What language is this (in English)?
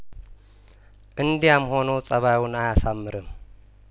Amharic